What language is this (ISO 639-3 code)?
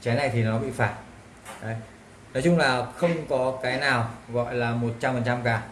vie